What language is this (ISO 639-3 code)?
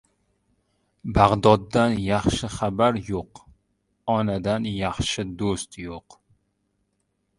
uzb